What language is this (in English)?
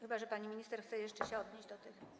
Polish